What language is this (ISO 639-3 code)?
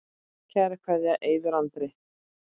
isl